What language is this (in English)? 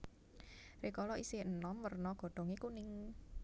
Javanese